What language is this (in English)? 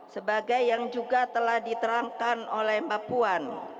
Indonesian